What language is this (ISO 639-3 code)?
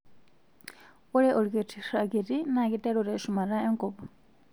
mas